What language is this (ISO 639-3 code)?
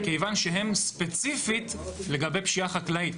heb